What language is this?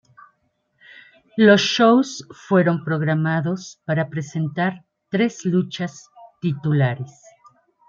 Spanish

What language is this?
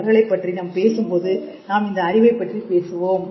Tamil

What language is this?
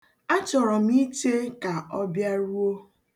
Igbo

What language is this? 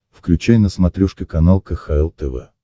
Russian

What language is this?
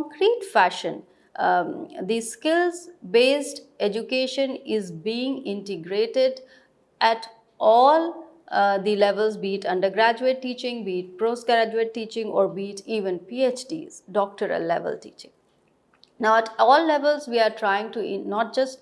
English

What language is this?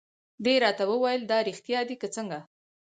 Pashto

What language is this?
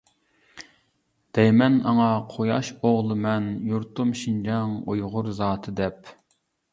Uyghur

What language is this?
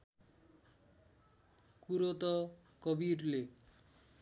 Nepali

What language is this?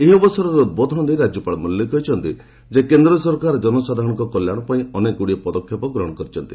Odia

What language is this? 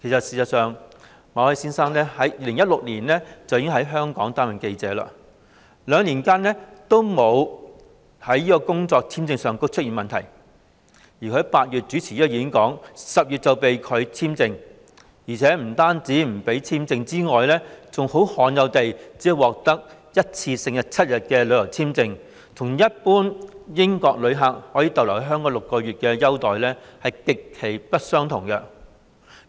Cantonese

